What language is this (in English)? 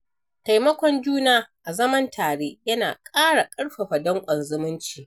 Hausa